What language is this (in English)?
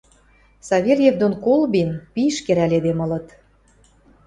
Western Mari